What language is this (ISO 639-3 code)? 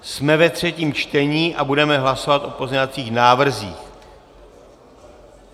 ces